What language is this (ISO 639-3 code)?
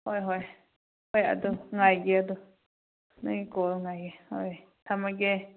mni